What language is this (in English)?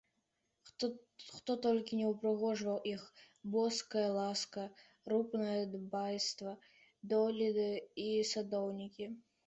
Belarusian